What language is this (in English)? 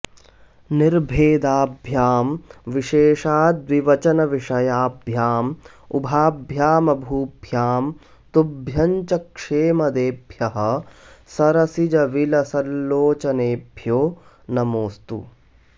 Sanskrit